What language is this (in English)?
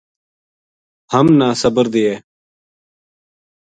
Gujari